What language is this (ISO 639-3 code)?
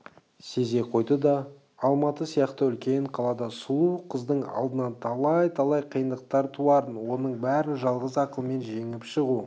kaz